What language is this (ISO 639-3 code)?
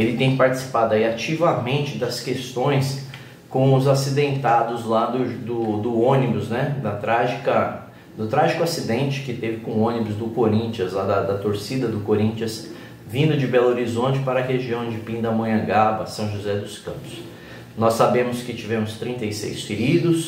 por